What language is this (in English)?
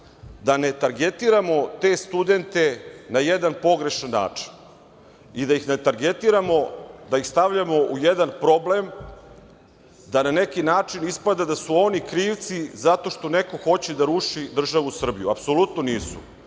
Serbian